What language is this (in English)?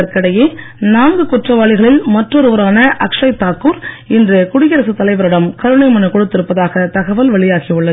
Tamil